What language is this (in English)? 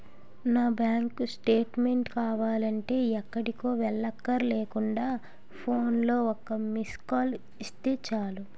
Telugu